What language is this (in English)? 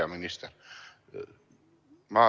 Estonian